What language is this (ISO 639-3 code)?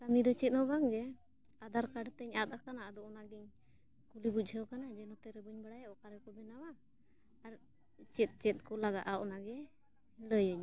sat